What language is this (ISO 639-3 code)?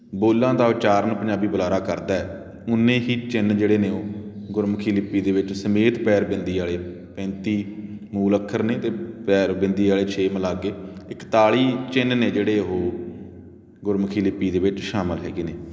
pan